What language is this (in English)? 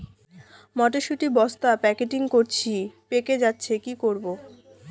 Bangla